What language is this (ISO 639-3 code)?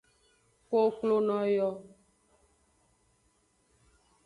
ajg